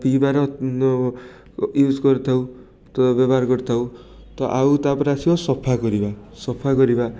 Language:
Odia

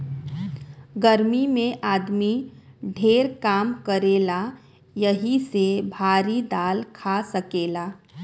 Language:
Bhojpuri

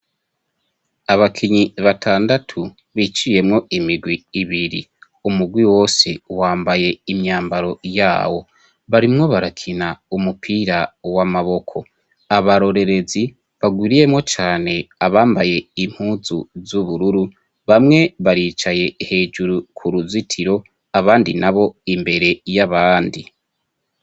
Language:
Rundi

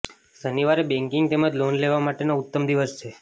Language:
Gujarati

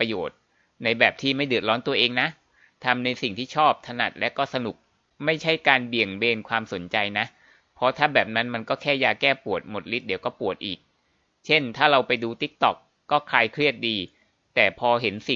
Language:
Thai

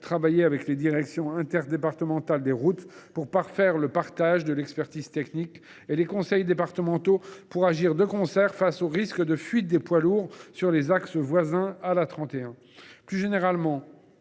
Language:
French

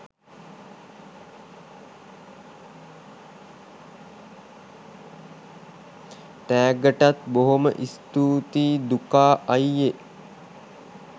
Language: Sinhala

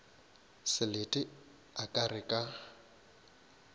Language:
Northern Sotho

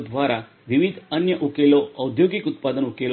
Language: Gujarati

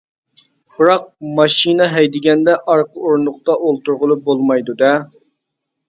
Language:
Uyghur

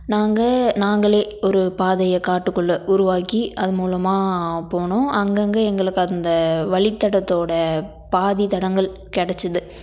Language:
Tamil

